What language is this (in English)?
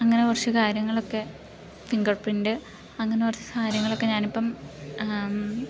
Malayalam